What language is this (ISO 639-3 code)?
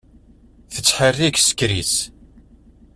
kab